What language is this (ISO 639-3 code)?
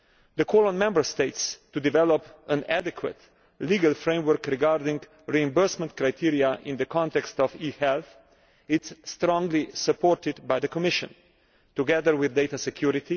eng